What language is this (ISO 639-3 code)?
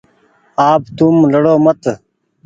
gig